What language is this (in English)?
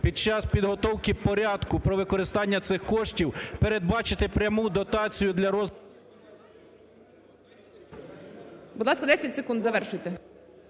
Ukrainian